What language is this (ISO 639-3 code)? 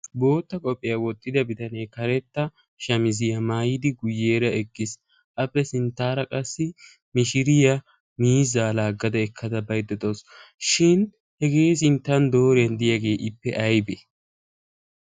wal